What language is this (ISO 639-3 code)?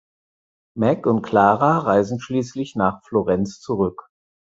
deu